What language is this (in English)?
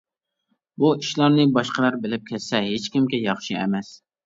Uyghur